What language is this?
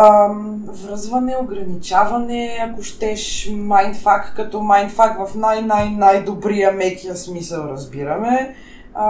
Bulgarian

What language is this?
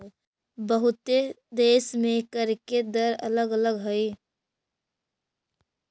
Magahi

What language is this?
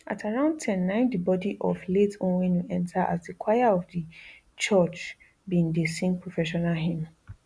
Nigerian Pidgin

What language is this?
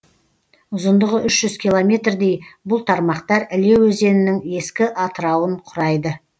Kazakh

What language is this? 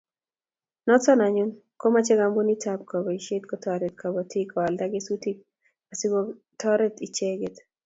Kalenjin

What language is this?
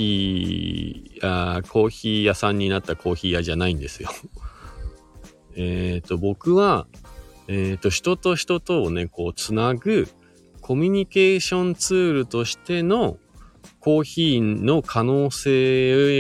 Japanese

